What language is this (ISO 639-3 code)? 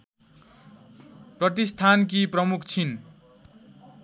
nep